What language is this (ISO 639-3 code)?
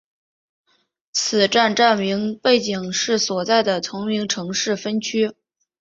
zho